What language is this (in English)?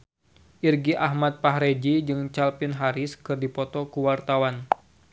Sundanese